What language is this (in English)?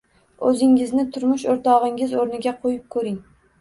Uzbek